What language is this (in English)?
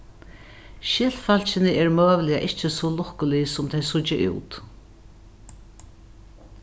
Faroese